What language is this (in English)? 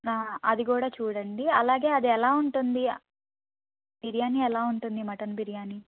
Telugu